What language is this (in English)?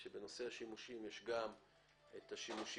Hebrew